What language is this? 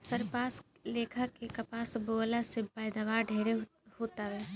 Bhojpuri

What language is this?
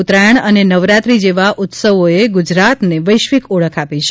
Gujarati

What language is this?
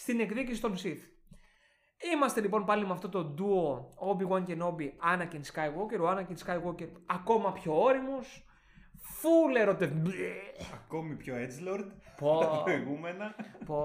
Greek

